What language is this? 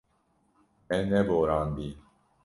Kurdish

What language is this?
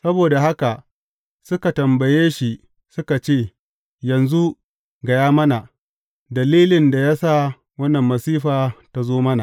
Hausa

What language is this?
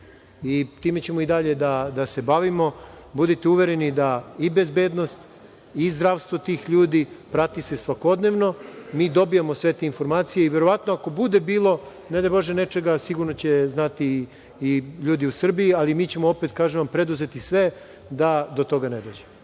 Serbian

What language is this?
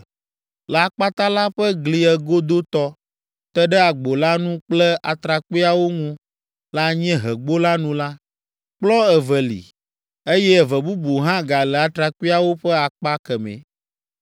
Ewe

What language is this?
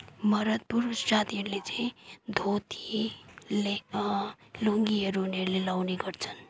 Nepali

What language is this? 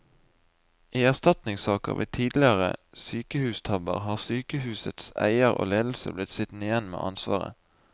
Norwegian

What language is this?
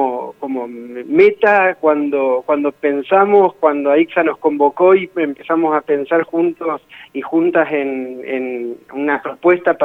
Spanish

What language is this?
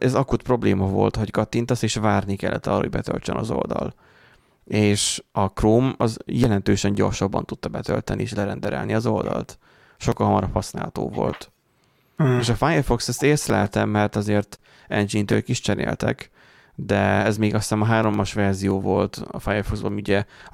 Hungarian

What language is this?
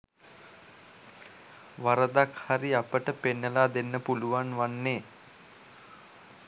Sinhala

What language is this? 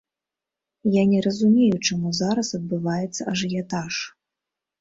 Belarusian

